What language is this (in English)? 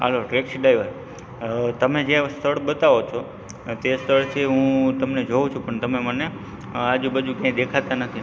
Gujarati